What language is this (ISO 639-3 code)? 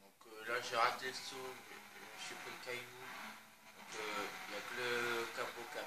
fra